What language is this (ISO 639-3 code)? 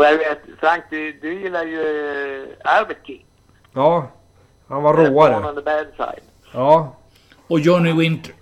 swe